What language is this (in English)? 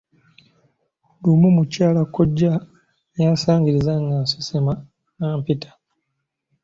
Ganda